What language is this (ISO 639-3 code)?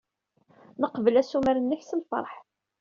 kab